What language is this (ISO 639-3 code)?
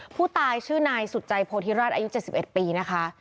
tha